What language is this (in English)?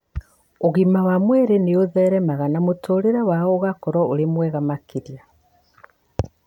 Kikuyu